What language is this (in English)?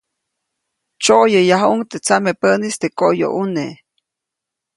Copainalá Zoque